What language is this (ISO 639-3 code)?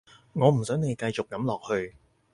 yue